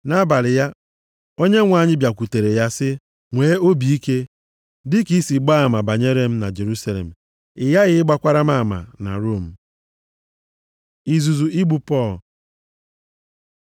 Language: Igbo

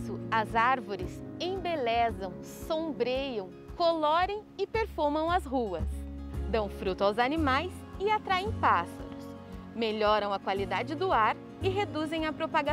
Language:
Portuguese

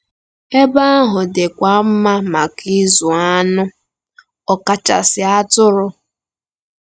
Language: Igbo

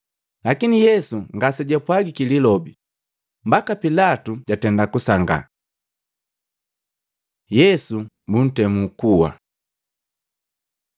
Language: Matengo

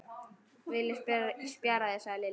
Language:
Icelandic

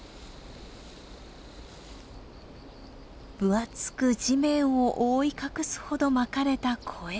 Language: Japanese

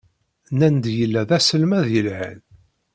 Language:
Kabyle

